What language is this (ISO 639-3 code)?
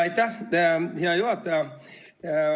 est